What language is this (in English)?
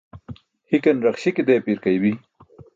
Burushaski